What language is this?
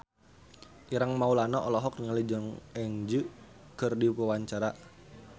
Sundanese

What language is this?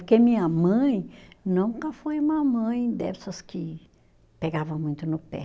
Portuguese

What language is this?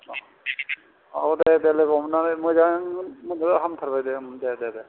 Bodo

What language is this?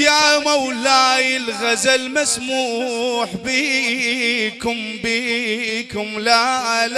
Arabic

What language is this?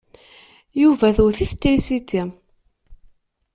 Kabyle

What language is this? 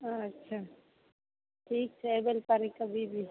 Maithili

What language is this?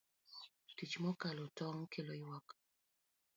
Luo (Kenya and Tanzania)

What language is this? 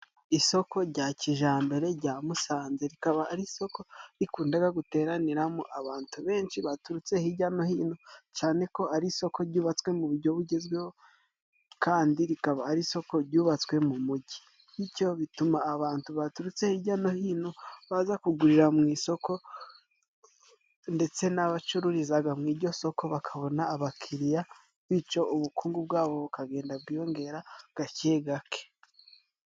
Kinyarwanda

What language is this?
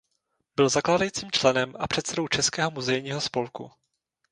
Czech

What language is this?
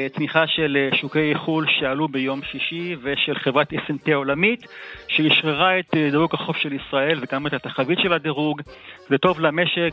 Hebrew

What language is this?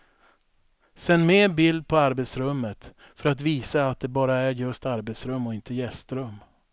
Swedish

